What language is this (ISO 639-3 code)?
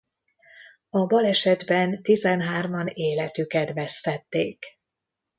hun